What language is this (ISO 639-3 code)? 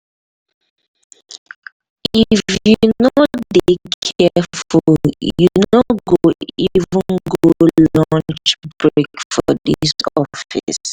pcm